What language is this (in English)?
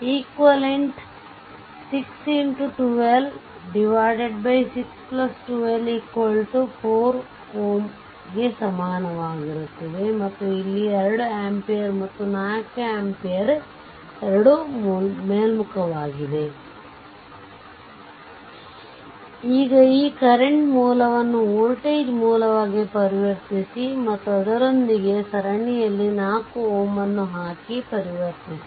Kannada